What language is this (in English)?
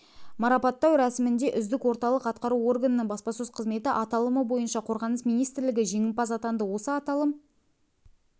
Kazakh